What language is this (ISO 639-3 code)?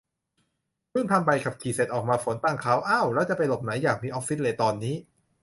tha